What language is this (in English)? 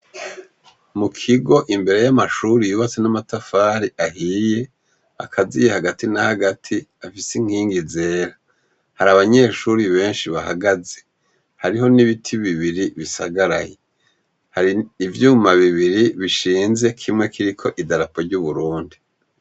Rundi